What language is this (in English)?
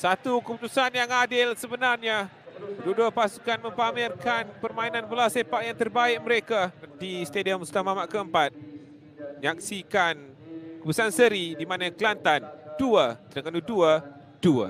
Malay